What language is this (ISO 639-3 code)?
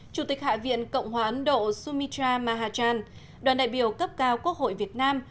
vie